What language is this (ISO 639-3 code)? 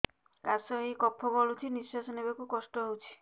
ori